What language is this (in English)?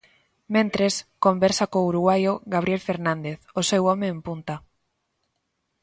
Galician